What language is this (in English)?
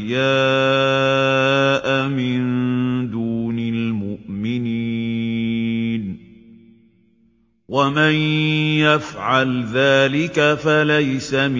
Arabic